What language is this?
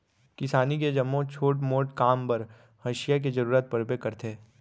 Chhattisgarhi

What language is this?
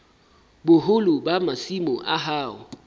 Southern Sotho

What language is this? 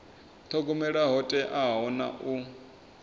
Venda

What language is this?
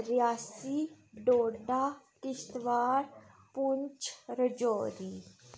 Dogri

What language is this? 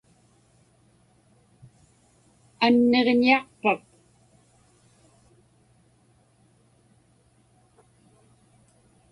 Inupiaq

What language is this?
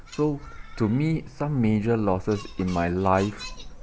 English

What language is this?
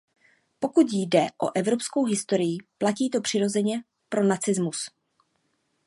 Czech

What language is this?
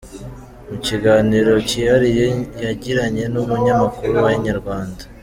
Kinyarwanda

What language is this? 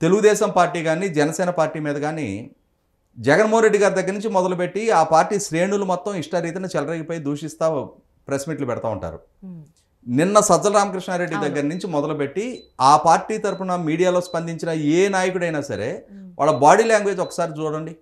Telugu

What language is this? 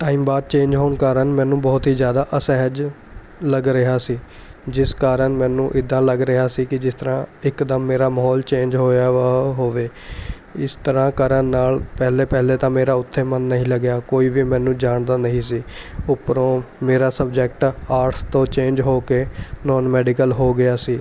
Punjabi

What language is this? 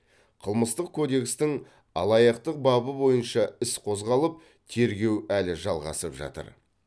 Kazakh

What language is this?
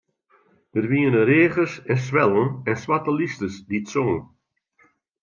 Western Frisian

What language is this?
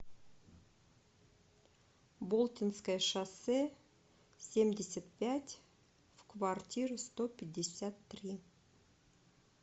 Russian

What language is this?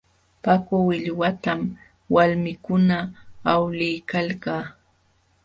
Jauja Wanca Quechua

